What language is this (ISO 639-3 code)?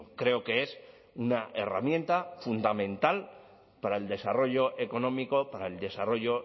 spa